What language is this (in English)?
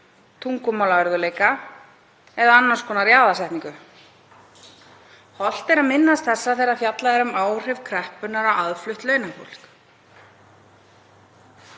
Icelandic